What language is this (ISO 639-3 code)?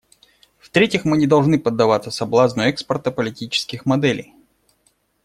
rus